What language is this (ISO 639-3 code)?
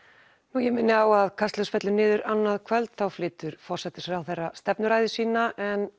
isl